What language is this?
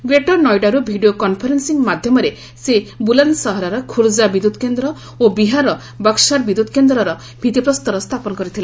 Odia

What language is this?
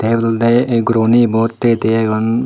Chakma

